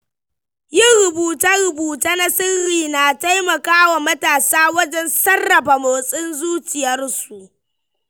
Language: Hausa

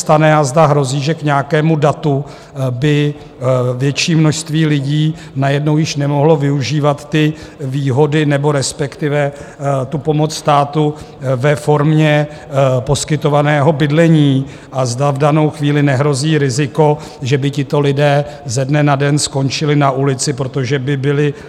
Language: Czech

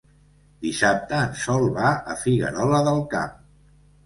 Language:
Catalan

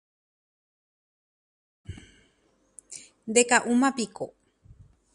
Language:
Guarani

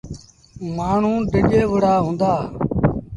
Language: Sindhi Bhil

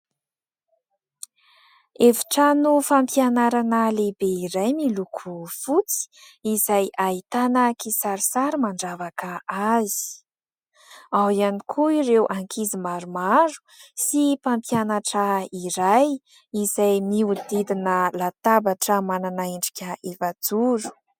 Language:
Malagasy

